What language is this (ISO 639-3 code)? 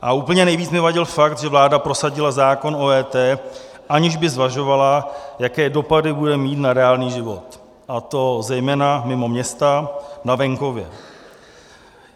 ces